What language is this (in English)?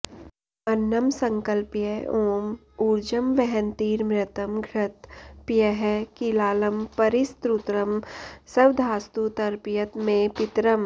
Sanskrit